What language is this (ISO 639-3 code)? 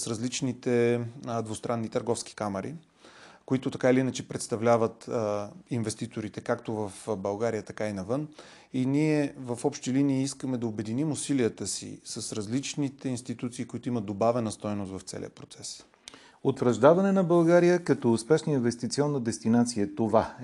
bul